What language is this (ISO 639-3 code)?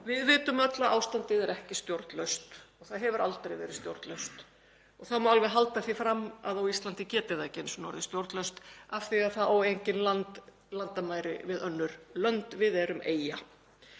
isl